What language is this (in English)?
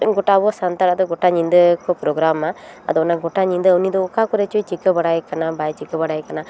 Santali